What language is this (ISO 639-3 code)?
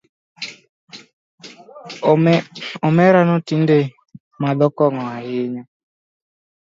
luo